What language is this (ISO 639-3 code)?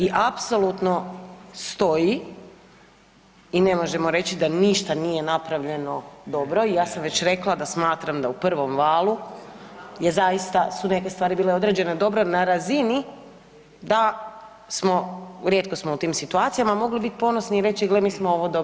hrv